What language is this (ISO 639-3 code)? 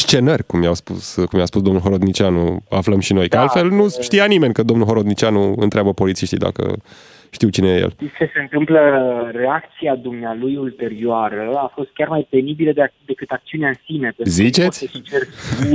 ron